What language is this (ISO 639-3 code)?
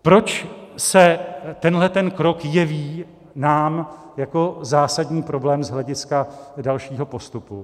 ces